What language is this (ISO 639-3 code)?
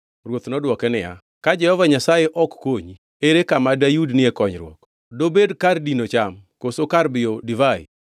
luo